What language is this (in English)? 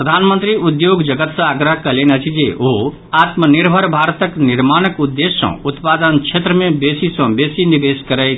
Maithili